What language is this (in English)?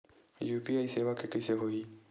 Chhattisgarhi